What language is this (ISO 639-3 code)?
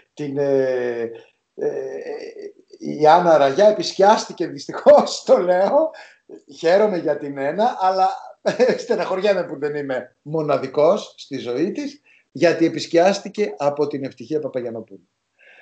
ell